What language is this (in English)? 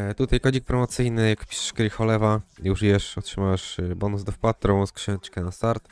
Polish